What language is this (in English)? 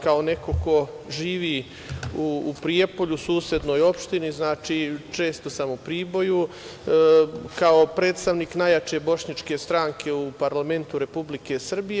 Serbian